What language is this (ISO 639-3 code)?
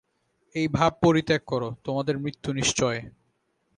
ben